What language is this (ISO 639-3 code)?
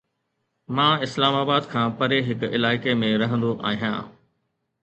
snd